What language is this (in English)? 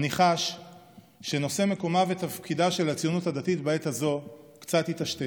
Hebrew